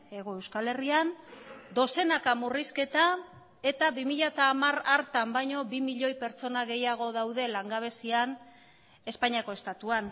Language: Basque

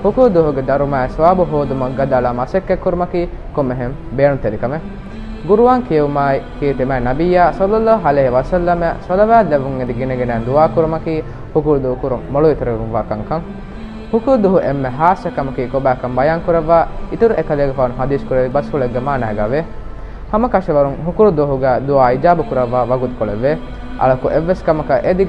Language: Indonesian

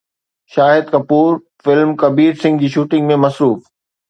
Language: Sindhi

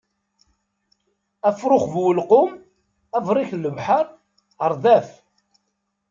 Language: Kabyle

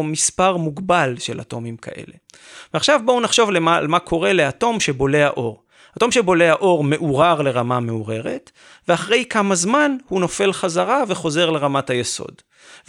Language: Hebrew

